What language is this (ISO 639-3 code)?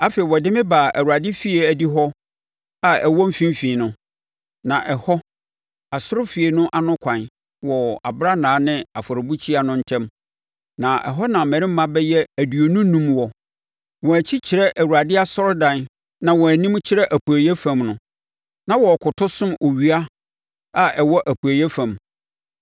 aka